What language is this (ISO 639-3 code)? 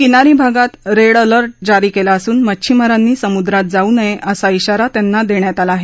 mar